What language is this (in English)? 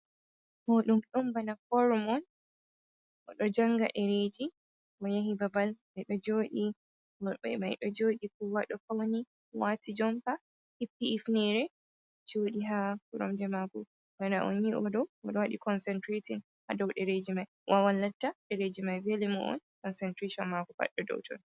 Fula